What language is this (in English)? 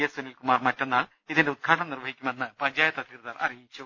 Malayalam